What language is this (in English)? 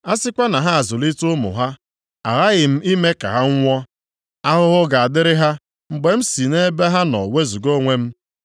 Igbo